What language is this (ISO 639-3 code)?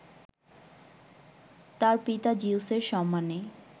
ben